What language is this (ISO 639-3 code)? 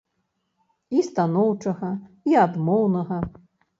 bel